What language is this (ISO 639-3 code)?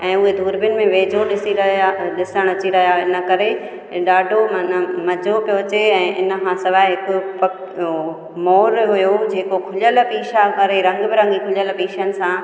snd